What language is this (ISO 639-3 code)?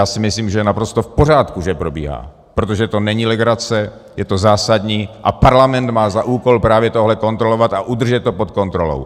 ces